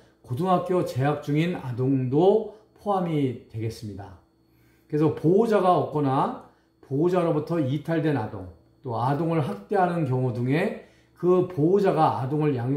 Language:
Korean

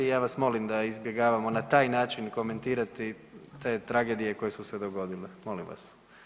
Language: Croatian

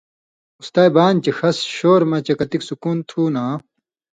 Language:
Indus Kohistani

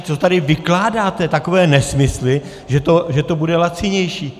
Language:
Czech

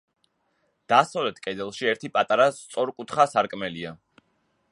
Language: Georgian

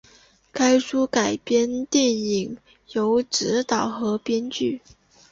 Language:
Chinese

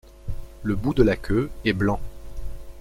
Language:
French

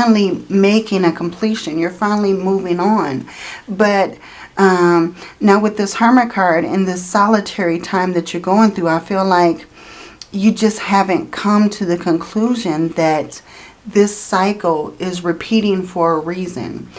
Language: English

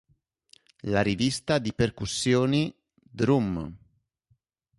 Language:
Italian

